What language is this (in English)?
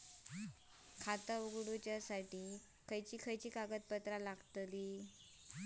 Marathi